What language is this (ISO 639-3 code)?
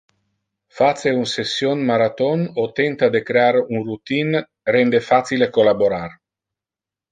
ina